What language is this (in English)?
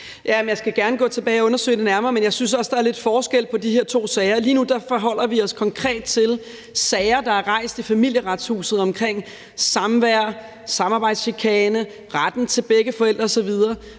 Danish